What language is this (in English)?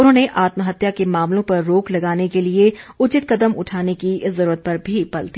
Hindi